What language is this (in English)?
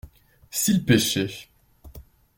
French